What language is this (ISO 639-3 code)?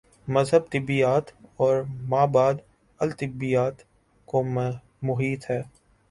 urd